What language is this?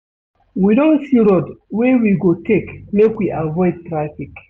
Nigerian Pidgin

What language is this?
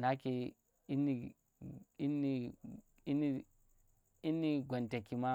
Tera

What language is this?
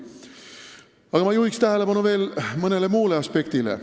Estonian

